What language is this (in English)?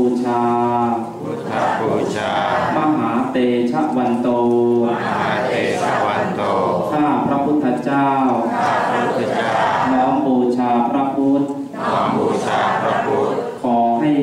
Thai